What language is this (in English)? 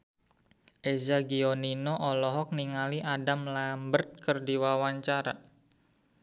Sundanese